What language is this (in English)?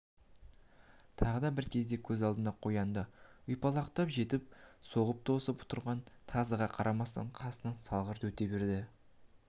Kazakh